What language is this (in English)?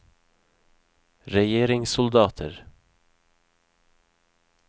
Norwegian